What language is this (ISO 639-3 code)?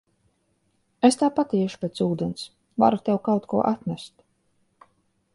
lav